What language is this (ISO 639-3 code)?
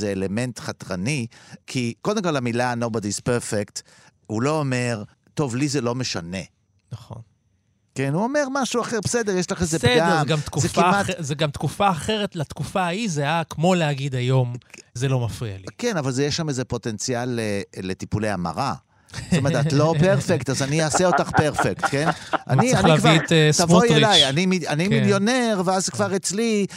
heb